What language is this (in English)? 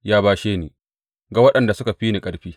Hausa